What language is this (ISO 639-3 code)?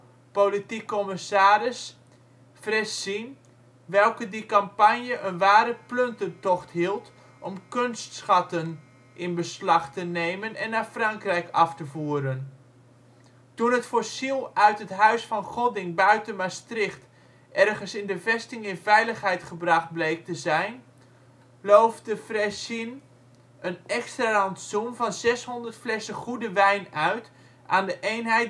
nld